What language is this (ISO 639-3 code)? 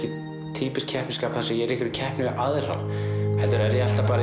isl